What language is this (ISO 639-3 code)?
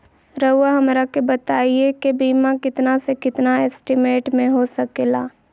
mag